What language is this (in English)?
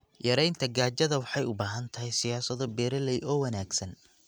Somali